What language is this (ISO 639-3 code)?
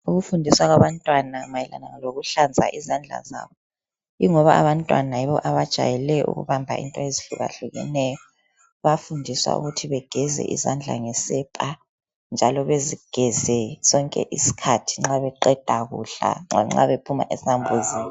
nde